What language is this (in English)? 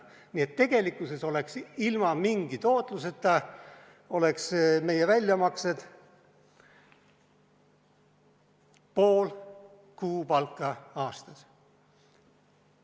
Estonian